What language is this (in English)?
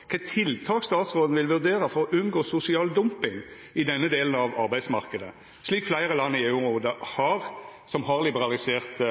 Norwegian Nynorsk